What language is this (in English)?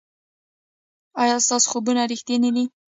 Pashto